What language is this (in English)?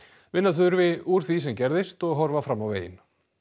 Icelandic